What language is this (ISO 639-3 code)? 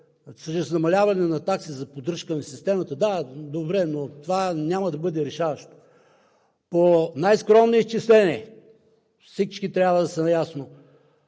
bul